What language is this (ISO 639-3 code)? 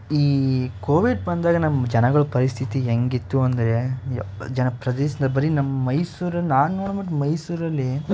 kan